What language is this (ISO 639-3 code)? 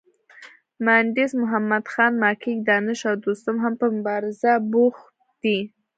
pus